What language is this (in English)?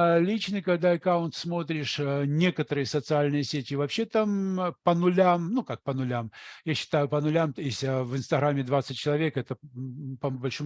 Russian